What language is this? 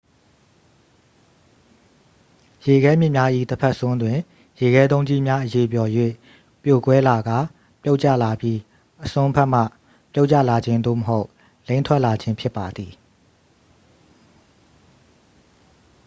Burmese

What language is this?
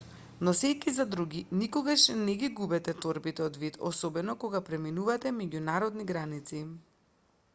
Macedonian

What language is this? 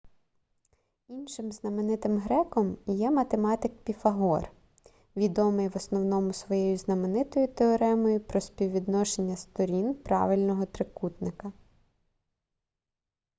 Ukrainian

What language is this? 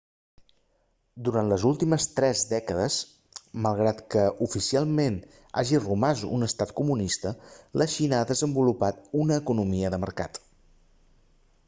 Catalan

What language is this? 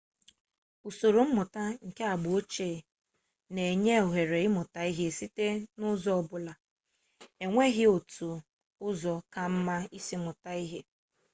Igbo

